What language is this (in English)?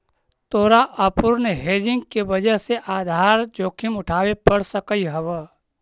Magahi